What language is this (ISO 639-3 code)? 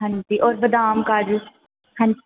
doi